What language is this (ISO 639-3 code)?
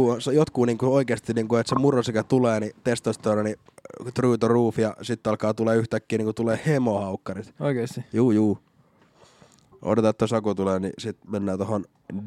fin